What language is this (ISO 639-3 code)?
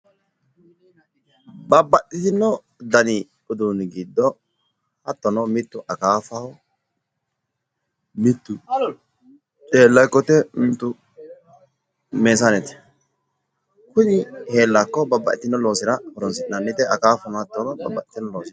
sid